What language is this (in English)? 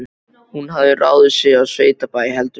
Icelandic